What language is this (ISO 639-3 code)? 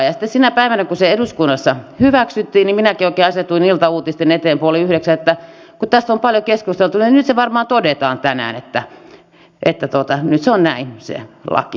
fin